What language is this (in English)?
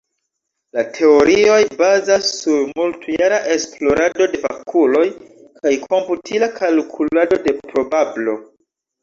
Esperanto